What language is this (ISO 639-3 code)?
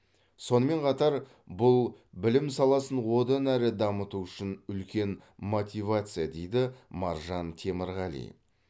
kaz